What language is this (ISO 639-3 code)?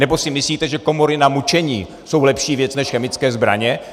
ces